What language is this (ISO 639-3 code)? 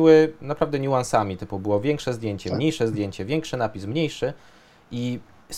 pol